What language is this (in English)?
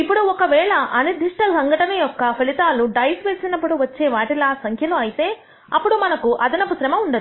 Telugu